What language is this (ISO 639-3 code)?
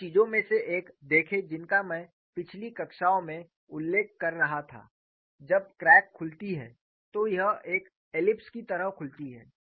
hin